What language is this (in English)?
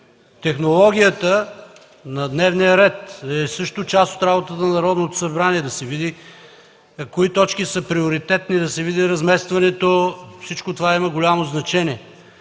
Bulgarian